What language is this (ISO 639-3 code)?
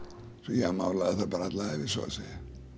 isl